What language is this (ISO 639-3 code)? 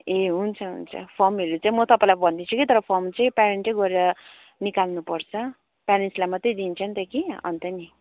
nep